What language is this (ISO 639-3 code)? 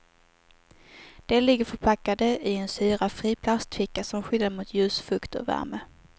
swe